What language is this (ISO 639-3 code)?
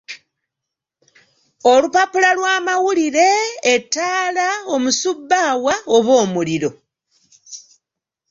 lug